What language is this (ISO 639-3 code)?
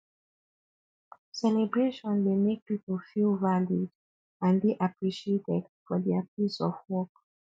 pcm